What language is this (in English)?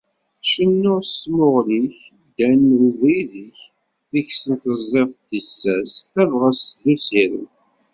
Kabyle